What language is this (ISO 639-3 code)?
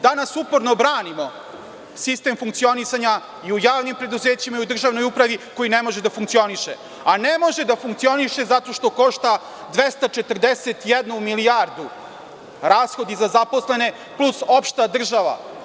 srp